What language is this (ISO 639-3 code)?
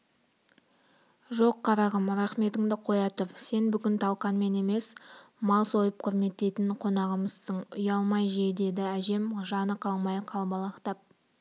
kaz